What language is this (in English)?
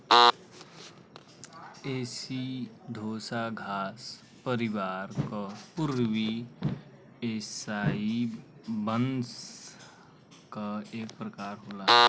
Bhojpuri